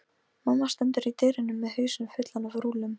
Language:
Icelandic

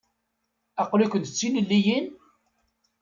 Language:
Kabyle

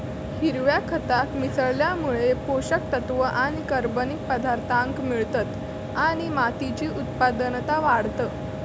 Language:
Marathi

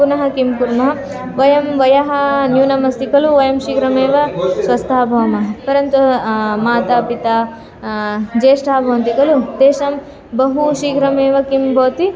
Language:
Sanskrit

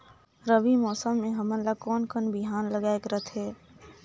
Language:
Chhattisgarhi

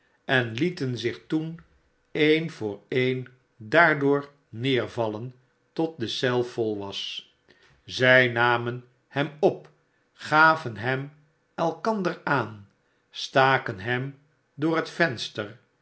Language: Dutch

